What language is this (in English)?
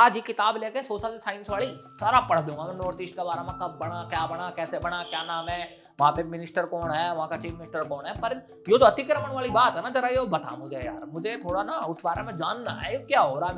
Hindi